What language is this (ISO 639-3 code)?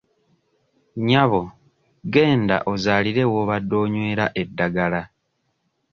lug